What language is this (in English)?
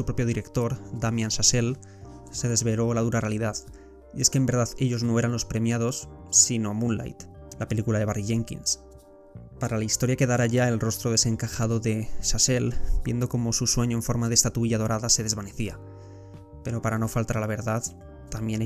Spanish